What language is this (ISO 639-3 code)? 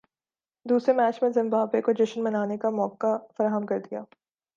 urd